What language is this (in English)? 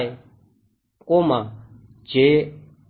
Gujarati